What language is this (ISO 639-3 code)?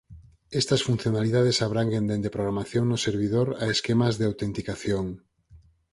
glg